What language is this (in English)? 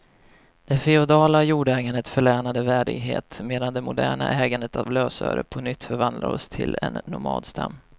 Swedish